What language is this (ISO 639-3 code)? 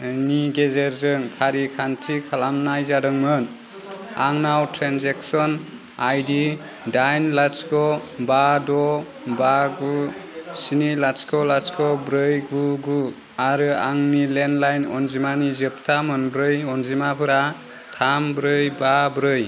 brx